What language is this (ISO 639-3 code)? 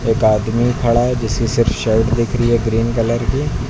hin